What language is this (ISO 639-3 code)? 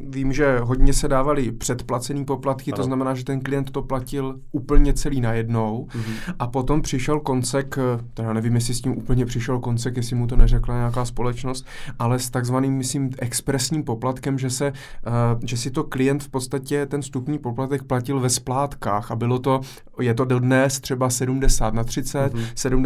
ces